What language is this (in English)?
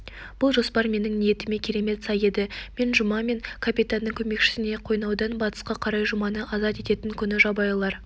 Kazakh